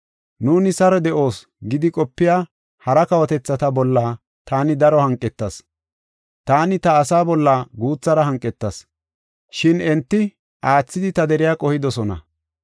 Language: Gofa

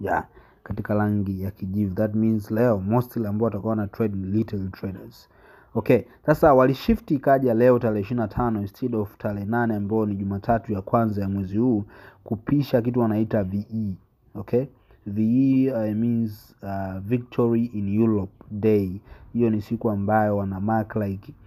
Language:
Swahili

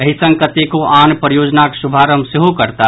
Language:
Maithili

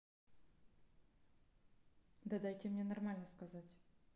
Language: Russian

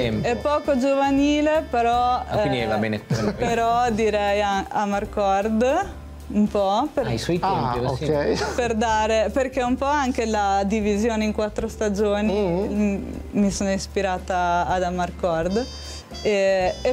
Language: Italian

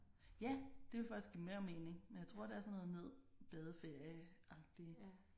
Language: Danish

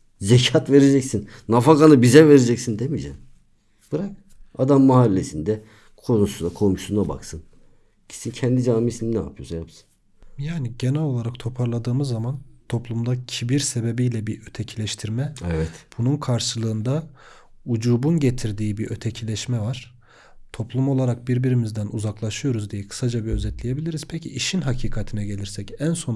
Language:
Turkish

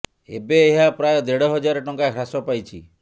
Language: Odia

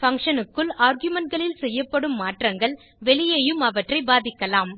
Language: Tamil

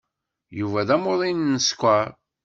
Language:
Kabyle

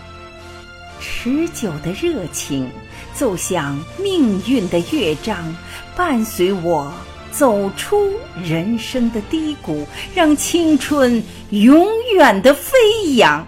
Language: Chinese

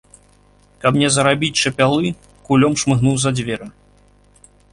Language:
Belarusian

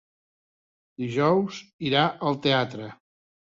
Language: Catalan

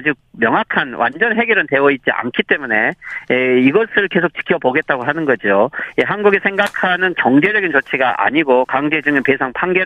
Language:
Korean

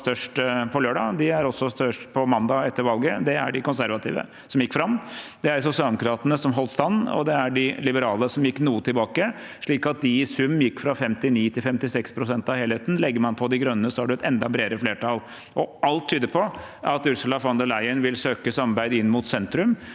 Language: Norwegian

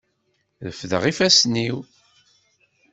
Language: Kabyle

